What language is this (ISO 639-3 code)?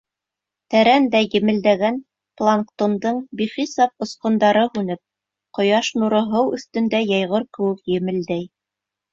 bak